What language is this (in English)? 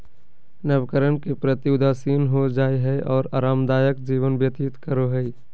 Magahi